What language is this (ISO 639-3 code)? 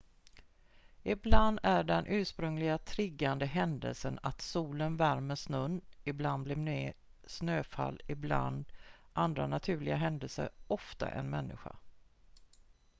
swe